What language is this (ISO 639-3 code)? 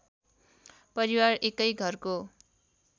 nep